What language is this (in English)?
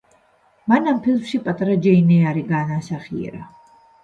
Georgian